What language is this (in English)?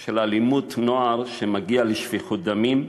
Hebrew